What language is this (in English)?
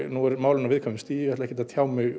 Icelandic